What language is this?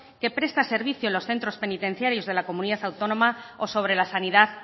Spanish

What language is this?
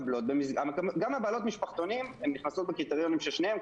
Hebrew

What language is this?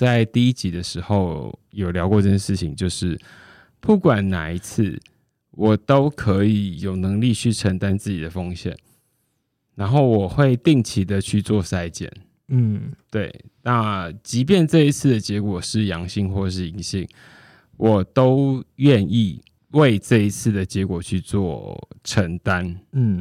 Chinese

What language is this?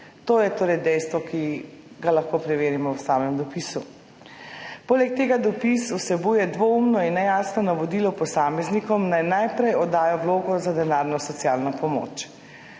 Slovenian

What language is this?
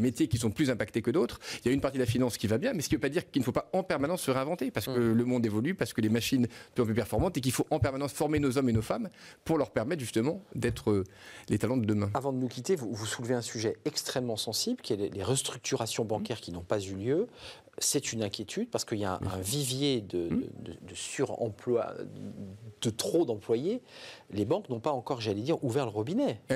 French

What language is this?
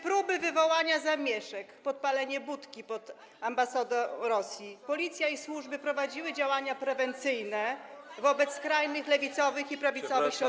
Polish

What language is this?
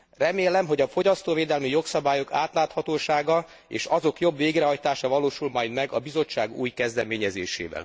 Hungarian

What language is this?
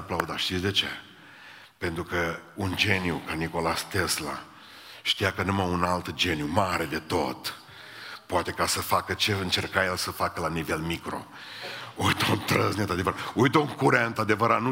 Romanian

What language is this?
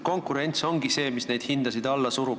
Estonian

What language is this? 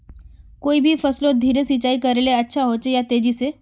Magahi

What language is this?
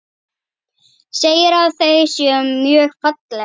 Icelandic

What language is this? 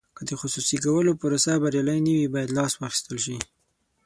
Pashto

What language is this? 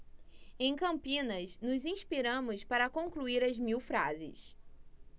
Portuguese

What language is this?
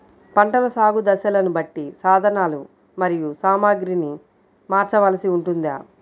Telugu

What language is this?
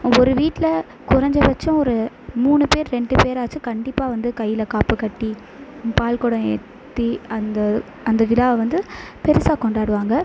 Tamil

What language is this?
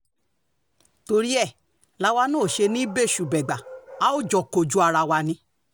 Yoruba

